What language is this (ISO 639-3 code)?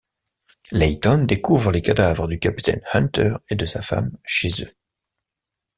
fra